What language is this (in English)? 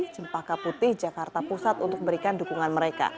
Indonesian